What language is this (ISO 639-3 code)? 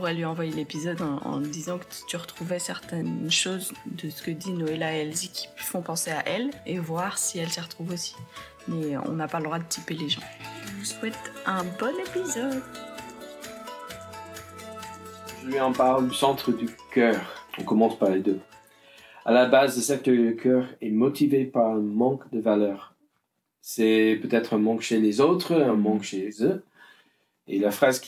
fra